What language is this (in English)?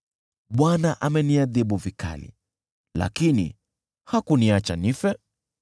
Swahili